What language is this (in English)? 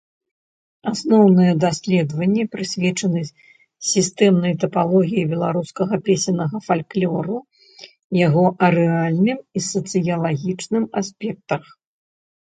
Belarusian